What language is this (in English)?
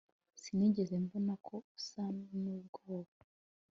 Kinyarwanda